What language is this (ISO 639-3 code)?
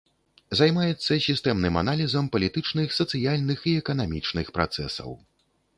bel